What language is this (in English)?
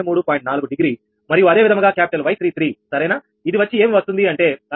Telugu